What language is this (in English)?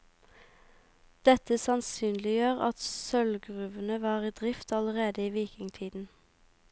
Norwegian